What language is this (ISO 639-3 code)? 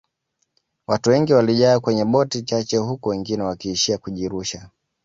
swa